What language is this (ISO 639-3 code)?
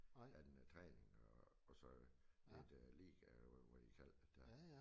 dan